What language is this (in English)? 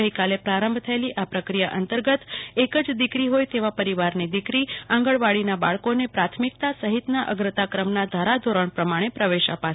Gujarati